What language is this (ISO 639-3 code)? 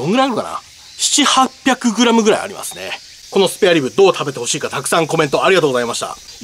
jpn